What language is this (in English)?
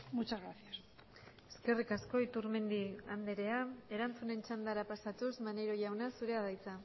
Basque